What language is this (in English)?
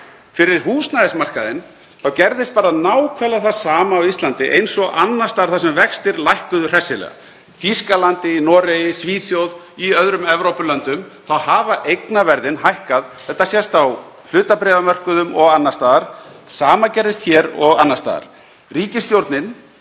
Icelandic